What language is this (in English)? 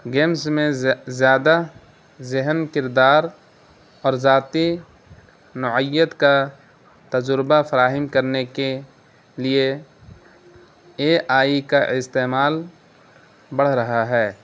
Urdu